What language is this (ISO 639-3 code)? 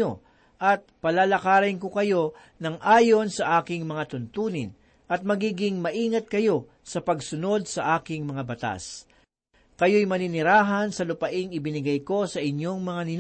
fil